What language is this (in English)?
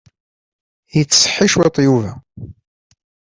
Kabyle